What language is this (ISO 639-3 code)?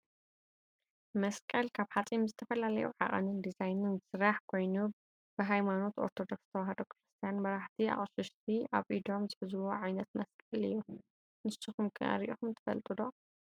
tir